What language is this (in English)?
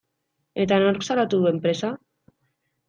Basque